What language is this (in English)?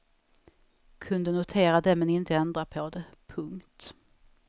Swedish